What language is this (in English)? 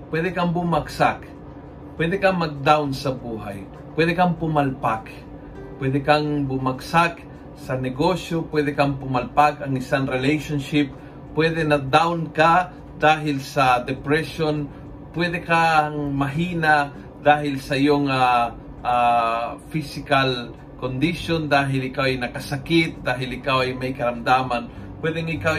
Filipino